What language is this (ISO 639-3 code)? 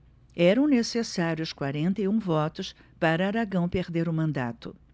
por